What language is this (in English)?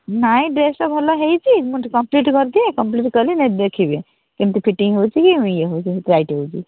Odia